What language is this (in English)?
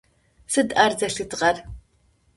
Adyghe